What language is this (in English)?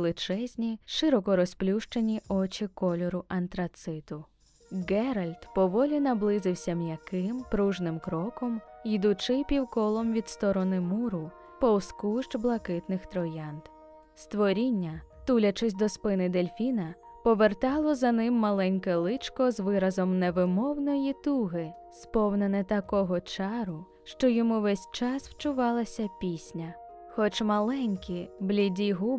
Ukrainian